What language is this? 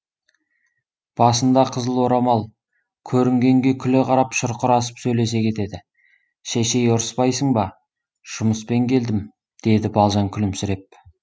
Kazakh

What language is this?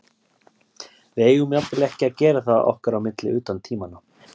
Icelandic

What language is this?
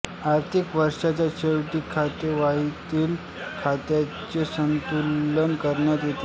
Marathi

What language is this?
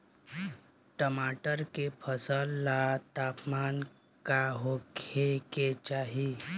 Bhojpuri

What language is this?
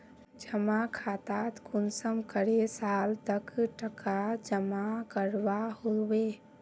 Magahi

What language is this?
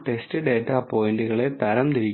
Malayalam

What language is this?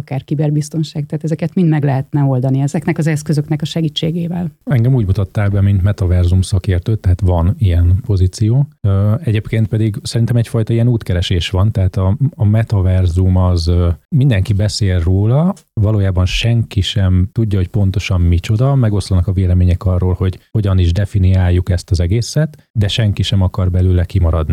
Hungarian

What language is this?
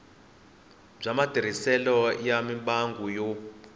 Tsonga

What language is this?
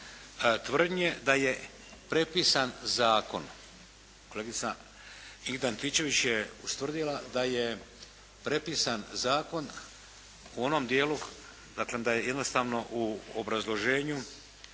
Croatian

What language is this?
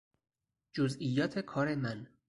Persian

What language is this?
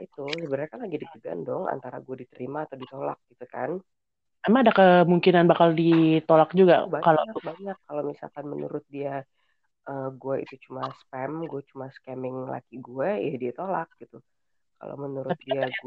Indonesian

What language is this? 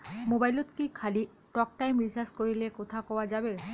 Bangla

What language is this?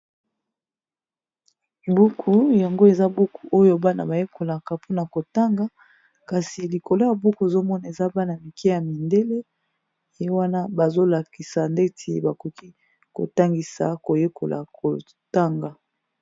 Lingala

